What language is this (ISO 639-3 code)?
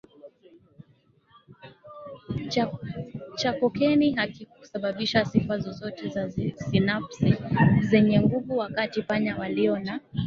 swa